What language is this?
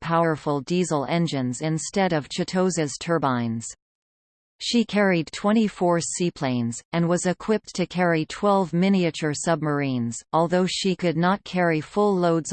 English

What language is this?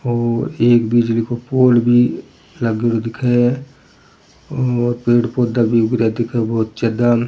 Rajasthani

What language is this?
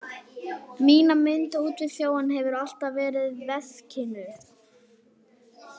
Icelandic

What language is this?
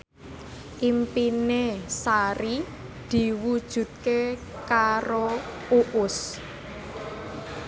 Javanese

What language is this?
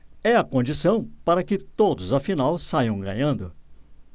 Portuguese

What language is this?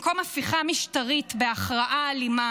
Hebrew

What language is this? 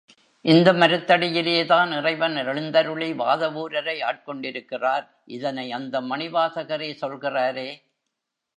Tamil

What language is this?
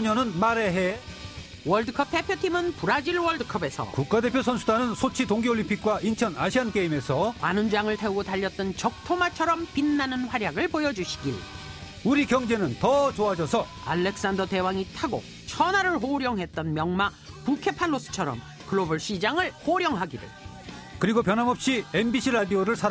Korean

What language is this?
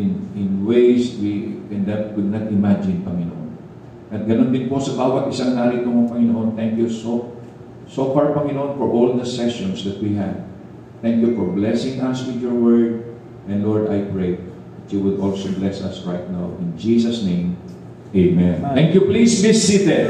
Filipino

